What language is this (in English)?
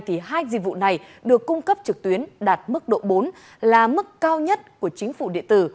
Vietnamese